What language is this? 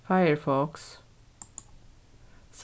Faroese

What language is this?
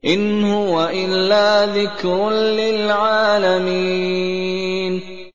Arabic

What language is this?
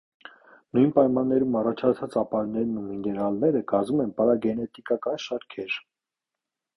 Armenian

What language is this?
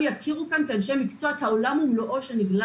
Hebrew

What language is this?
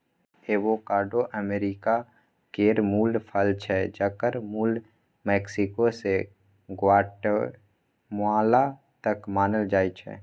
Maithili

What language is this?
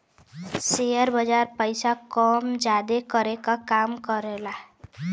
Bhojpuri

